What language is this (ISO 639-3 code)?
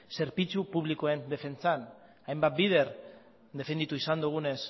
eus